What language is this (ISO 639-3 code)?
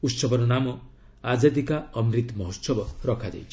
ori